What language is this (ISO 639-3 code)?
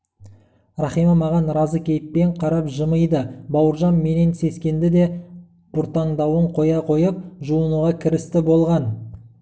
kaz